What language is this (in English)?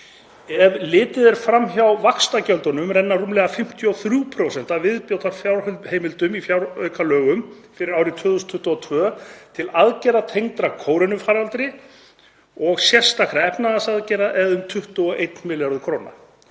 Icelandic